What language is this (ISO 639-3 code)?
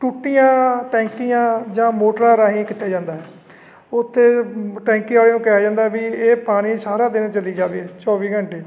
pan